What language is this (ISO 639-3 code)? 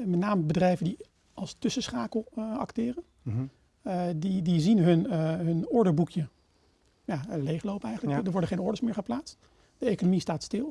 nld